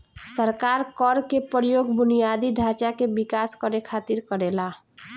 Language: Bhojpuri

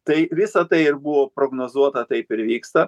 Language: Lithuanian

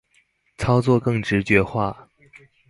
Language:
Chinese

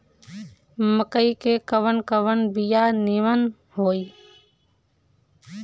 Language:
Bhojpuri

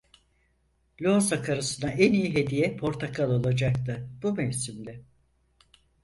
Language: Turkish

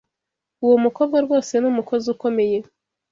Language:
Kinyarwanda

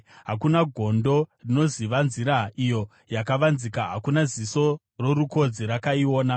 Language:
Shona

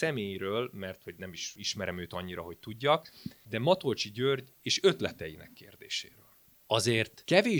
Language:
Hungarian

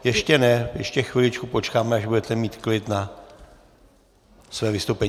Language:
Czech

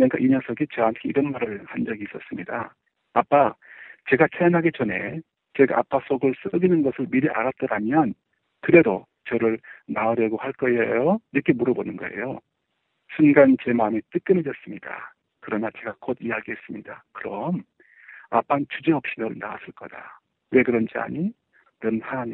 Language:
Korean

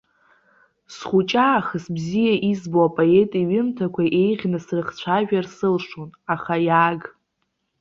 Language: Abkhazian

